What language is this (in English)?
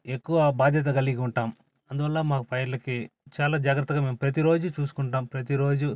Telugu